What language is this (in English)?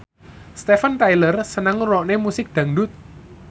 Javanese